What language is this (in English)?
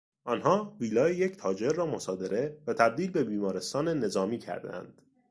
Persian